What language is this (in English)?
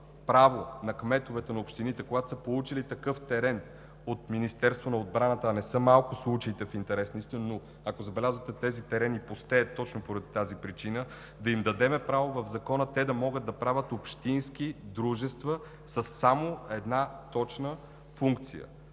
Bulgarian